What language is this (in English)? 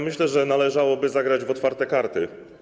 Polish